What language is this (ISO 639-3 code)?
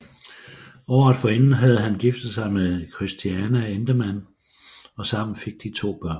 dan